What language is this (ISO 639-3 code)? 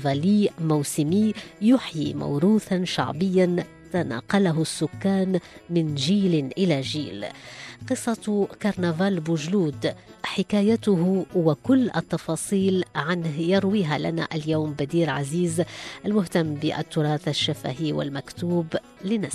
ara